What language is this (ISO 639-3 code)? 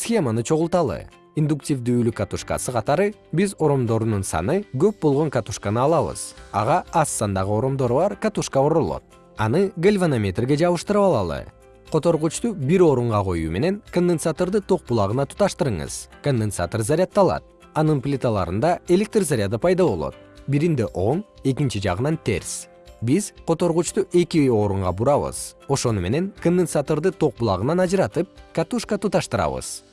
kir